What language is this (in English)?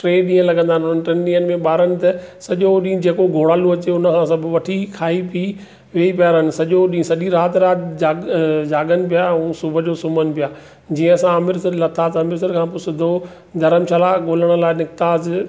Sindhi